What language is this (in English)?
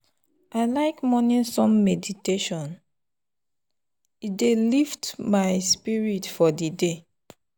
Nigerian Pidgin